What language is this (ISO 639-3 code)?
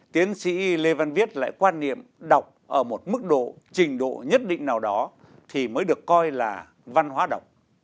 vie